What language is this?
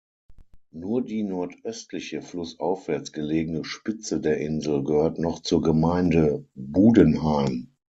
German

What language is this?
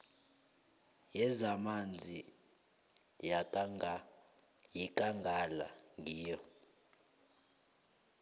South Ndebele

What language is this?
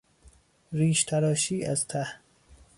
Persian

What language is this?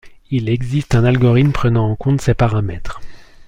French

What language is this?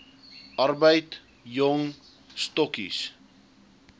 Afrikaans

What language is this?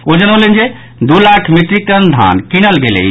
Maithili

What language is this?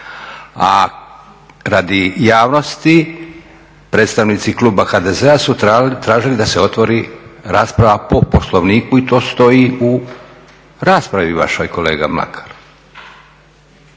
Croatian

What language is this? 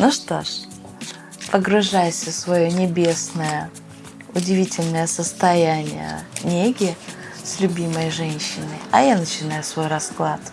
Russian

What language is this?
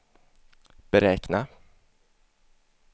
Swedish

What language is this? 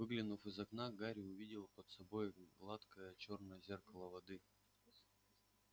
Russian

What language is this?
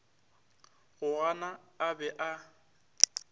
Northern Sotho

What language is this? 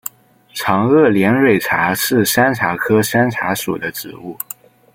Chinese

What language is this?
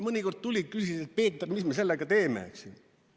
Estonian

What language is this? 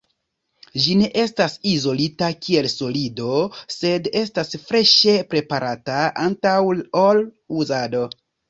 Esperanto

